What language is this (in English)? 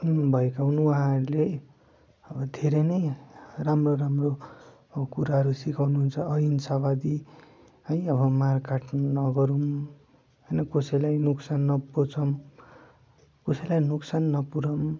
Nepali